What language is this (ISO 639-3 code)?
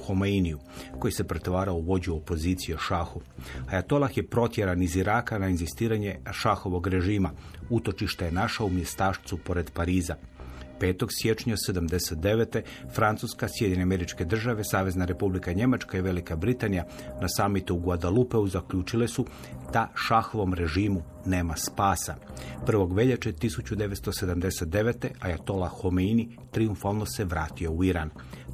hrv